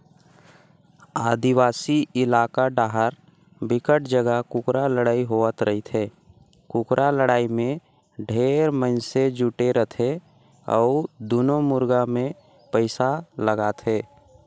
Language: Chhattisgarhi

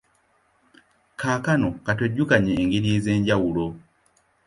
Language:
Ganda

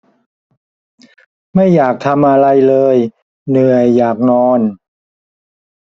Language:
Thai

